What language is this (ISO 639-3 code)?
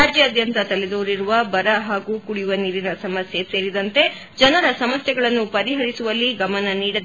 kan